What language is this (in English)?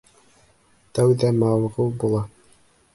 Bashkir